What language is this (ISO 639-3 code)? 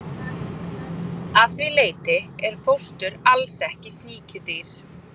isl